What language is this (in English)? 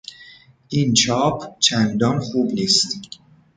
Persian